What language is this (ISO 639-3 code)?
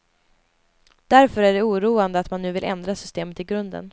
swe